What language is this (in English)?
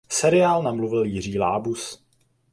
Czech